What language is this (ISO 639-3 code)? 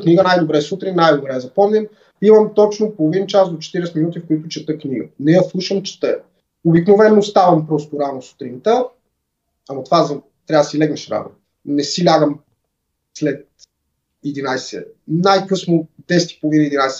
bul